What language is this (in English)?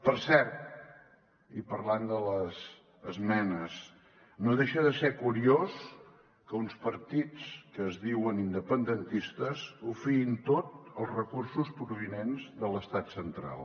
Catalan